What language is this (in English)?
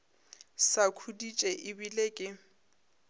Northern Sotho